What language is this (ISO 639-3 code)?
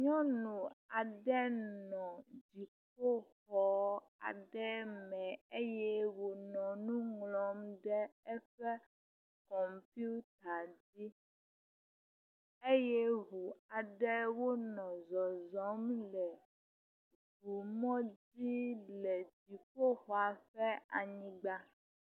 ewe